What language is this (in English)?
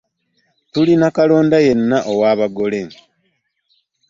Ganda